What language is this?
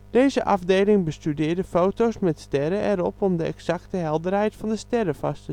Dutch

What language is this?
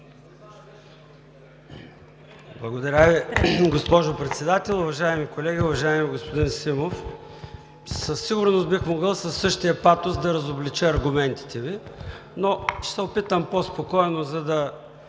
Bulgarian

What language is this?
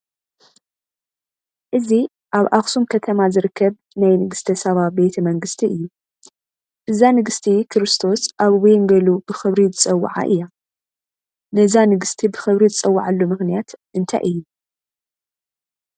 Tigrinya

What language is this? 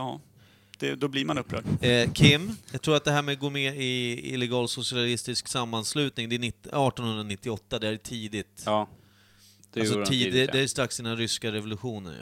Swedish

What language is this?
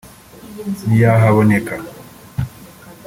Kinyarwanda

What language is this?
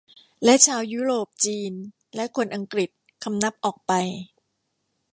Thai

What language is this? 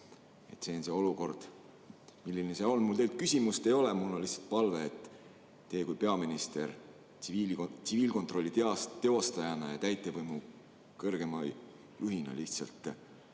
Estonian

